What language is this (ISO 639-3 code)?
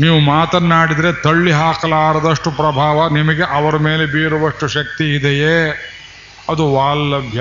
kan